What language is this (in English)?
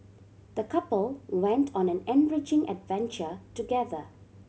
English